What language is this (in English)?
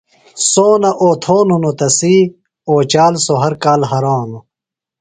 Phalura